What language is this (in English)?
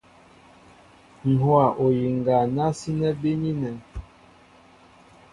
Mbo (Cameroon)